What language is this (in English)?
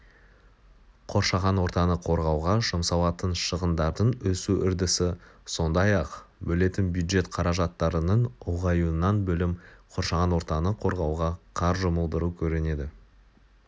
Kazakh